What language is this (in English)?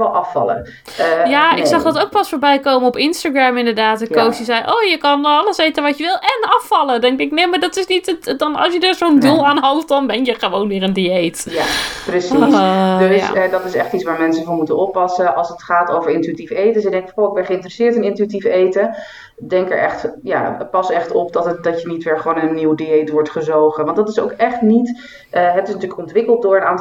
Dutch